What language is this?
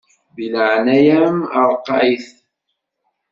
Kabyle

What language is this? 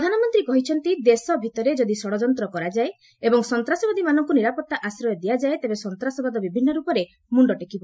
Odia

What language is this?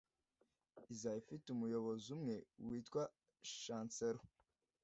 Kinyarwanda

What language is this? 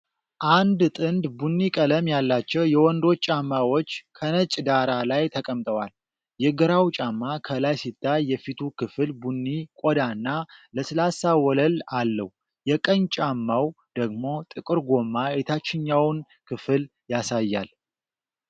Amharic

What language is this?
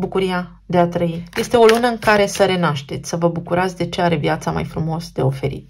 Romanian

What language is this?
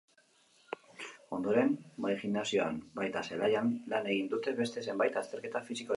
Basque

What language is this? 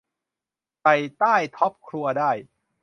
Thai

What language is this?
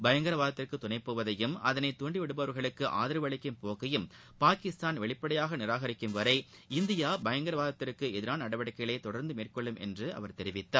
Tamil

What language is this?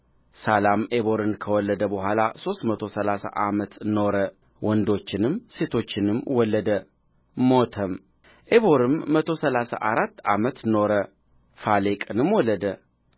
Amharic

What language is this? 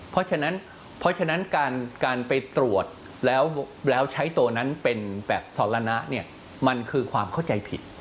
Thai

